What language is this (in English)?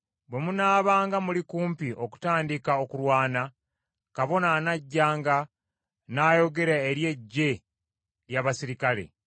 Ganda